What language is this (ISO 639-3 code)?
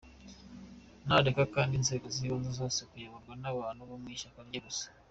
kin